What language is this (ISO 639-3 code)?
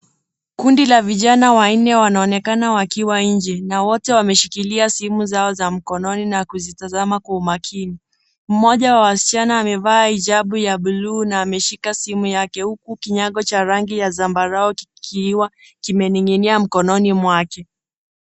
swa